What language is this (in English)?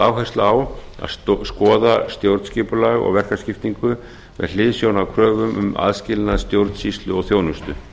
Icelandic